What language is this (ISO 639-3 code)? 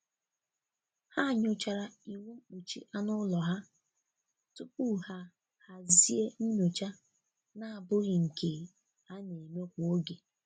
ibo